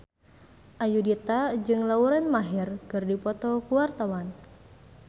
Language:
Sundanese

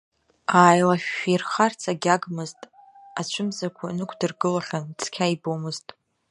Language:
Abkhazian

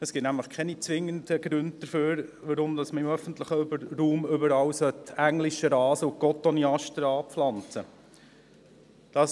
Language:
Swiss German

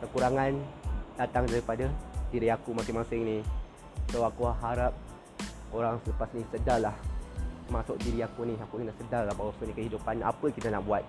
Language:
Malay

